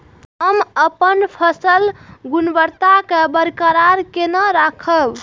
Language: Maithili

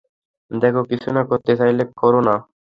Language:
Bangla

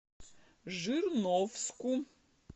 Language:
Russian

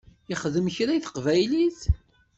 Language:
Kabyle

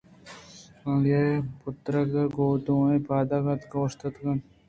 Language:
Eastern Balochi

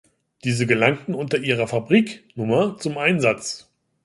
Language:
German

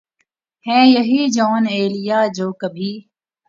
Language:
Urdu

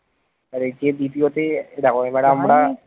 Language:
Bangla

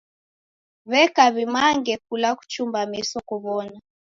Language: Taita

